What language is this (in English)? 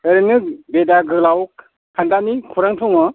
Bodo